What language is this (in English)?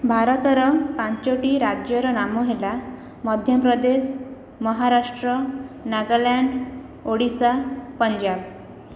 Odia